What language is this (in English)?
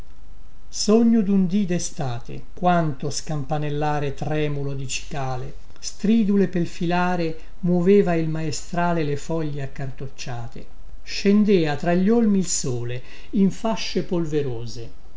Italian